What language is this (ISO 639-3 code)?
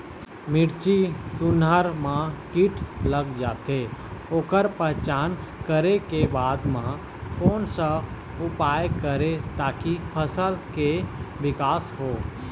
hne